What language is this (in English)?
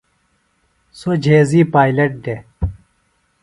Phalura